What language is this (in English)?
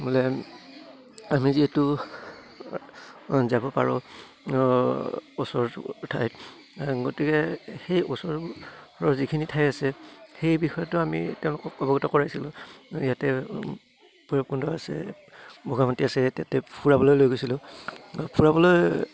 Assamese